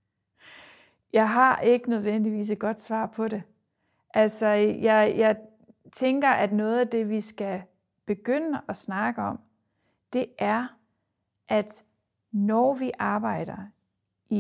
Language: Danish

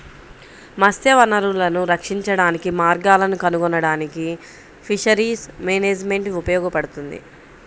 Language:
Telugu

